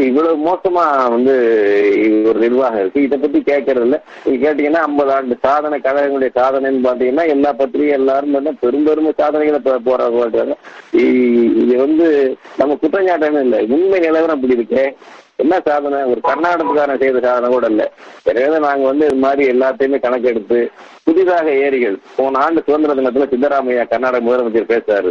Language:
Tamil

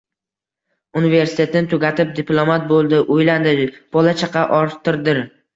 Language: Uzbek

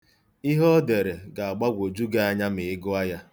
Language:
Igbo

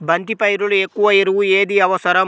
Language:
Telugu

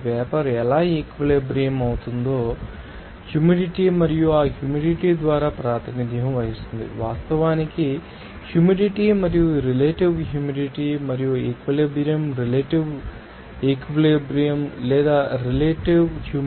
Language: Telugu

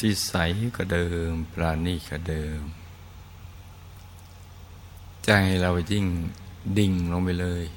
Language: Thai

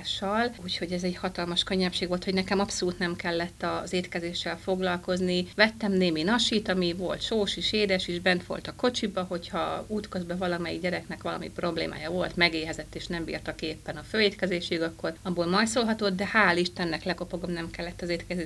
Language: Hungarian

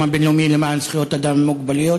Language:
Hebrew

